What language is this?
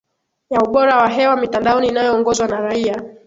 Swahili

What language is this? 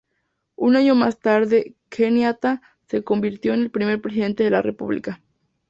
Spanish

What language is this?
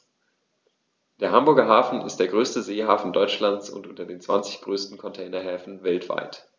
German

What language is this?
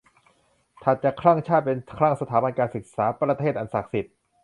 Thai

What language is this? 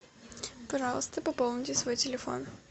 Russian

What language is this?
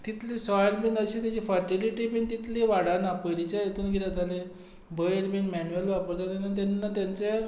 Konkani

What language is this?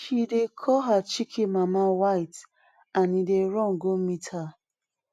Nigerian Pidgin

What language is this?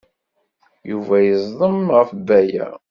Kabyle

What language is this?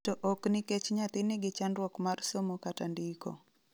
Luo (Kenya and Tanzania)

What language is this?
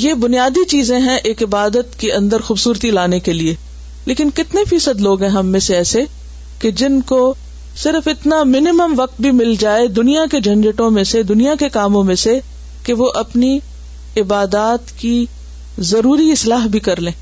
Urdu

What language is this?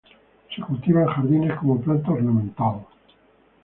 Spanish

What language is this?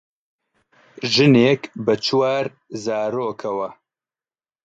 Central Kurdish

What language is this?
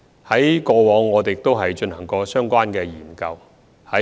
Cantonese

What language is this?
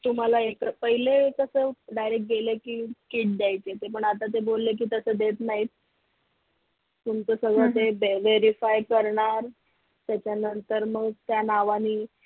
Marathi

